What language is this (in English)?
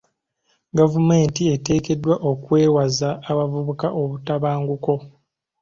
Ganda